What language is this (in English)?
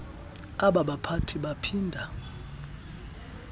Xhosa